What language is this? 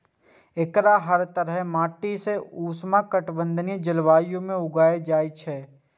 Maithili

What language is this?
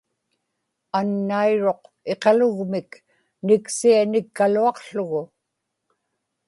Inupiaq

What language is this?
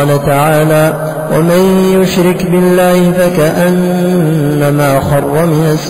Arabic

